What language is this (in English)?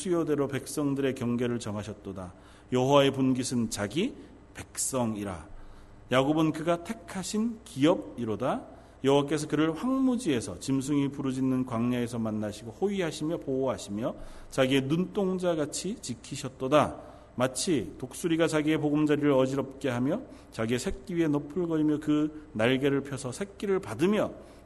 Korean